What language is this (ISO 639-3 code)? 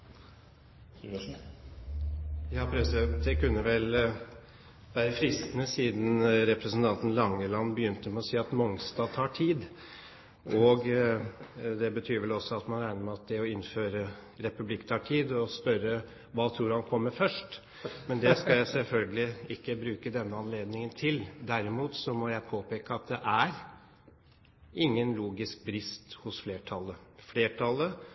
nor